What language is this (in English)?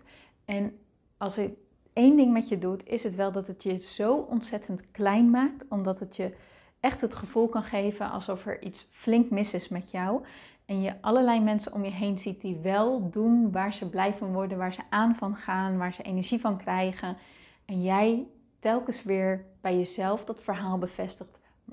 Dutch